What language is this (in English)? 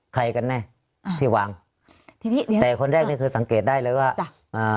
Thai